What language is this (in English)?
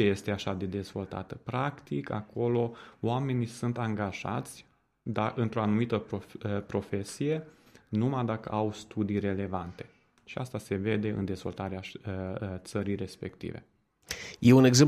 Romanian